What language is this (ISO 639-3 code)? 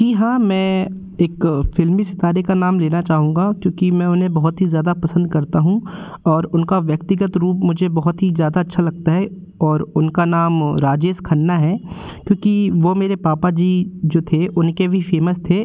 hin